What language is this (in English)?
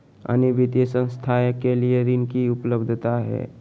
Magahi